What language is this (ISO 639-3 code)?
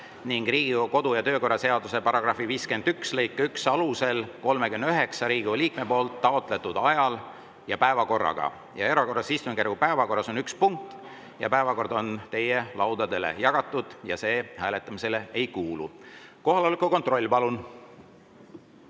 est